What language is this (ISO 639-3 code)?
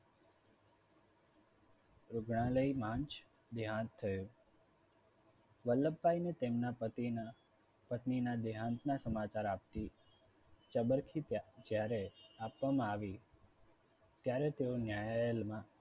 guj